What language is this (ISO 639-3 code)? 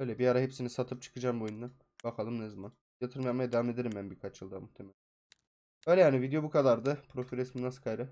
tur